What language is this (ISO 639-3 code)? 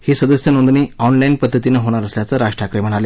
mar